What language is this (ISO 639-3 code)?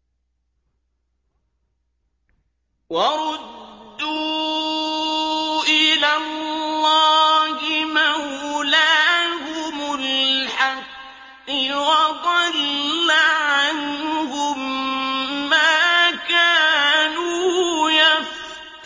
ara